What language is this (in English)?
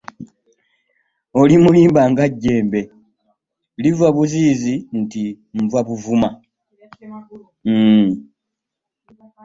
Ganda